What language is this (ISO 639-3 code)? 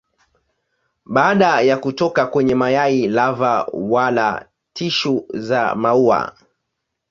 swa